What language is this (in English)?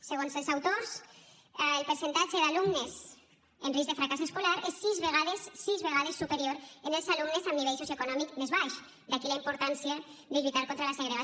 Catalan